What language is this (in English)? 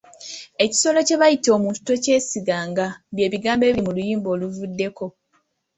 Ganda